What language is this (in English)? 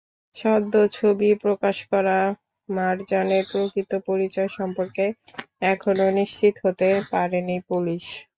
Bangla